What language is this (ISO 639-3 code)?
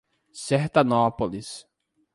por